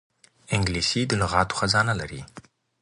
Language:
Pashto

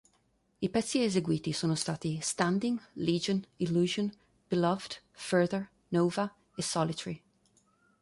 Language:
Italian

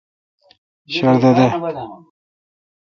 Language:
Kalkoti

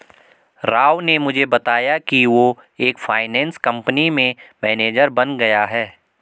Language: Hindi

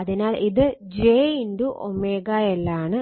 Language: Malayalam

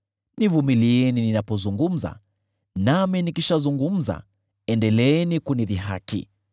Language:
Swahili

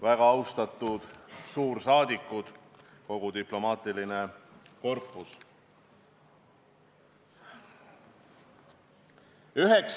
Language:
Estonian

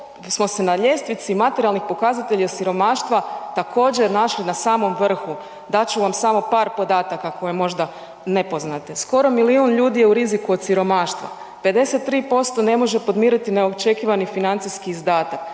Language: Croatian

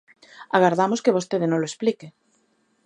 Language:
Galician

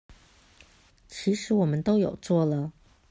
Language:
Chinese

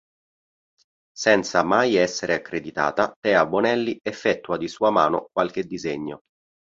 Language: Italian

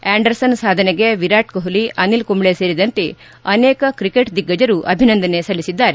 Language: Kannada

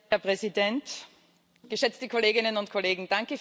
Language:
German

